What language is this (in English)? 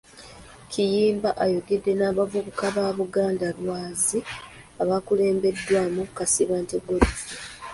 Ganda